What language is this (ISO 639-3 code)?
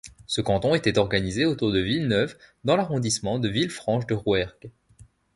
fra